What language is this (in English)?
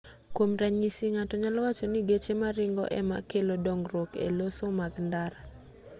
Luo (Kenya and Tanzania)